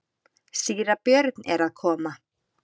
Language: Icelandic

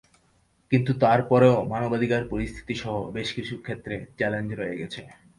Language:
Bangla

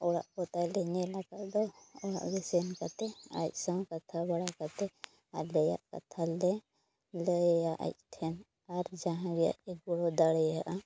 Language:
Santali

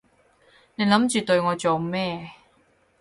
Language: Cantonese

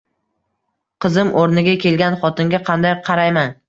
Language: Uzbek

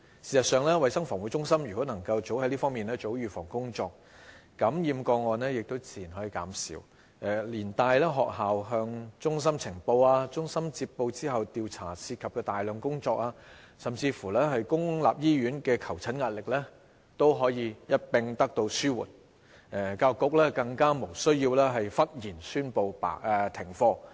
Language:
Cantonese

